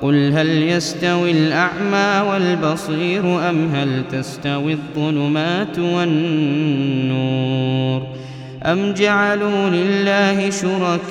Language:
Arabic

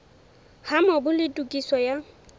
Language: Southern Sotho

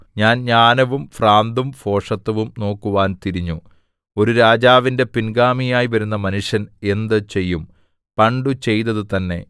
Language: Malayalam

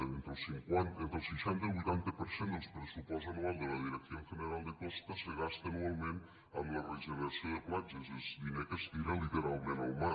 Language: Catalan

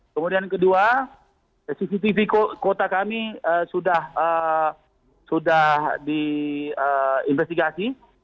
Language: Indonesian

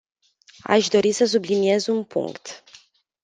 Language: Romanian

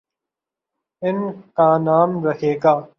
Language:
Urdu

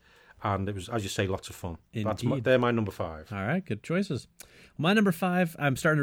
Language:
English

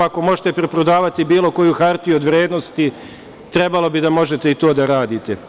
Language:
Serbian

